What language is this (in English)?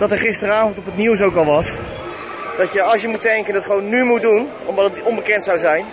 Dutch